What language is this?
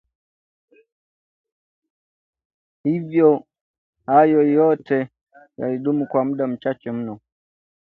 Swahili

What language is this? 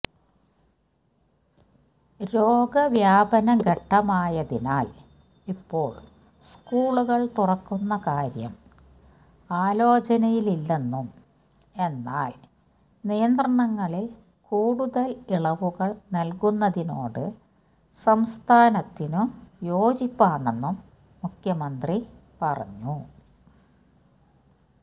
Malayalam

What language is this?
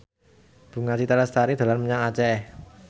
Javanese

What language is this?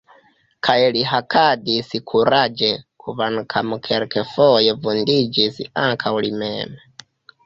Esperanto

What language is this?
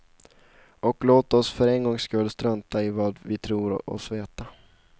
Swedish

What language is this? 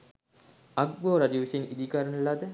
Sinhala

